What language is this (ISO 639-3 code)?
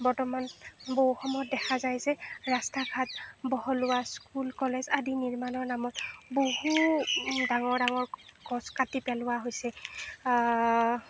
asm